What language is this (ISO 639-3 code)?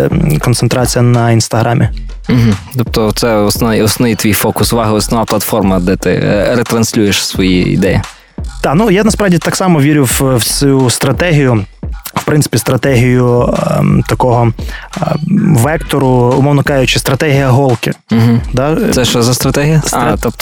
ukr